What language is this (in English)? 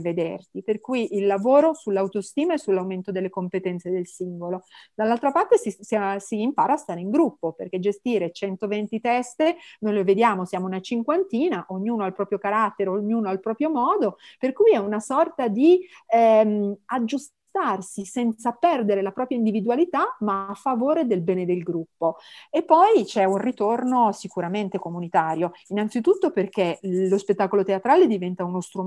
Italian